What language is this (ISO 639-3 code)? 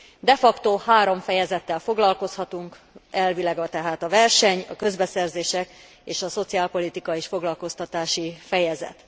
hun